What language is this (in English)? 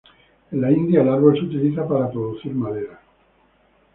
Spanish